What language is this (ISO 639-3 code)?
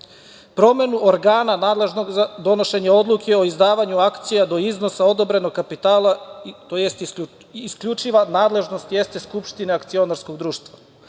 srp